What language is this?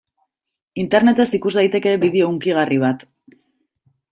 Basque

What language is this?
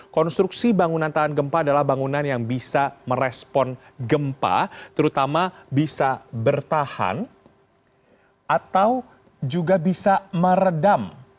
Indonesian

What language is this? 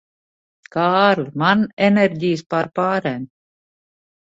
Latvian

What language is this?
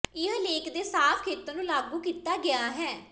Punjabi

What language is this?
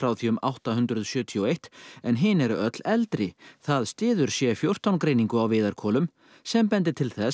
Icelandic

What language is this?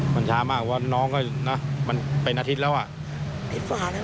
Thai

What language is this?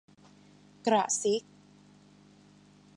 Thai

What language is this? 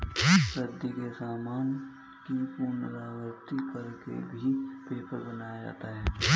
Hindi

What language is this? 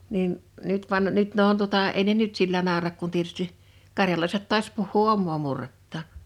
Finnish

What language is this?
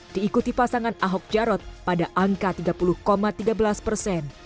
Indonesian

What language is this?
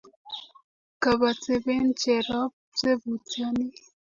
Kalenjin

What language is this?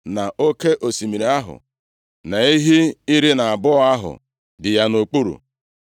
Igbo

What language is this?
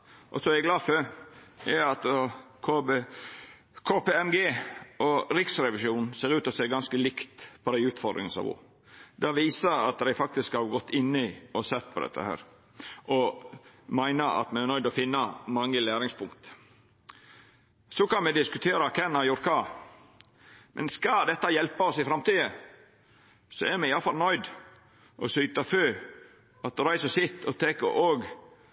Norwegian Nynorsk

